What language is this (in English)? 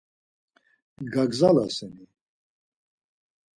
Laz